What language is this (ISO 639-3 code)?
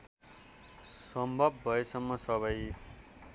nep